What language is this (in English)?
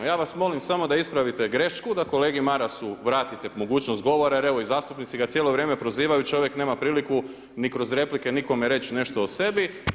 Croatian